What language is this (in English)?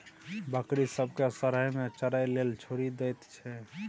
Maithili